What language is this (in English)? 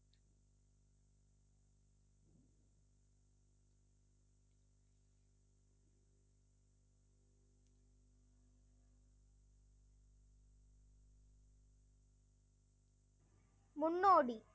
Tamil